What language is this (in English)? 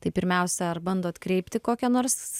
Lithuanian